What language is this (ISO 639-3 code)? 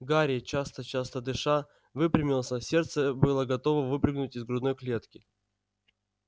rus